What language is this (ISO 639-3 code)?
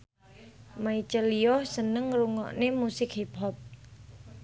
jav